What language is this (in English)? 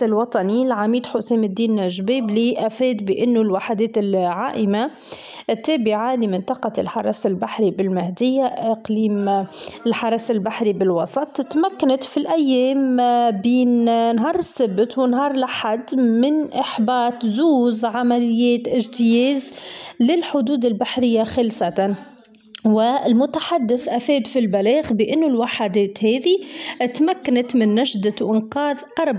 Arabic